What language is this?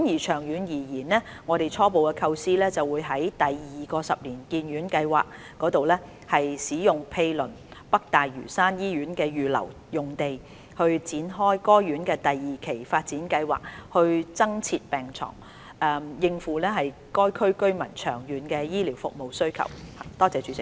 Cantonese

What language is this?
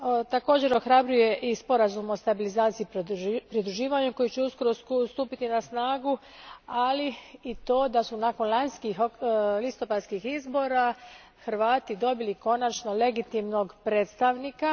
Croatian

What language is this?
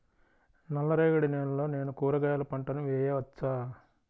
Telugu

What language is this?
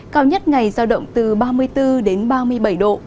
Vietnamese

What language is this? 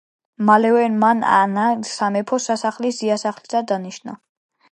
Georgian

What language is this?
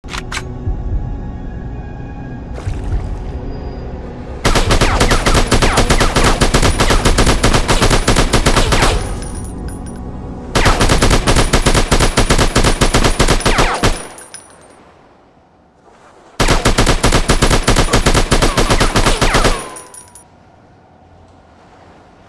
English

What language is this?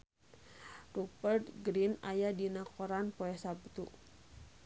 Sundanese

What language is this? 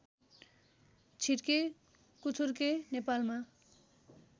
Nepali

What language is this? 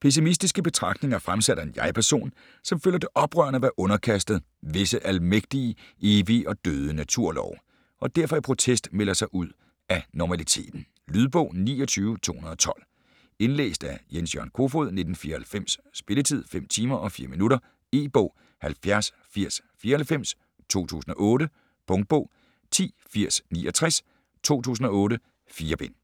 Danish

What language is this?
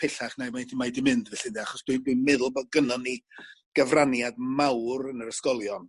Welsh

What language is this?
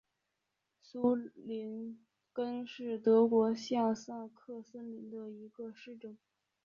Chinese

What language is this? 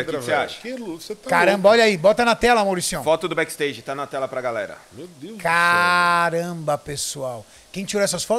Portuguese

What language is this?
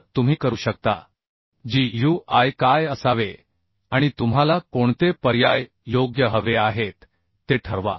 Marathi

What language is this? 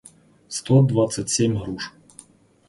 Russian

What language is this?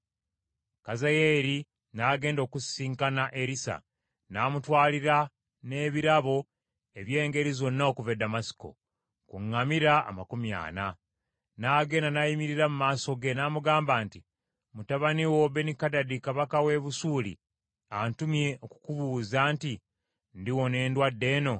Ganda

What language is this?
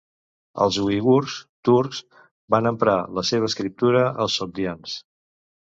Catalan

